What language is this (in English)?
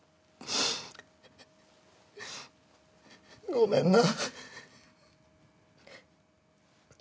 Japanese